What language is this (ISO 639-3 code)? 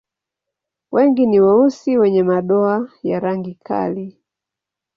swa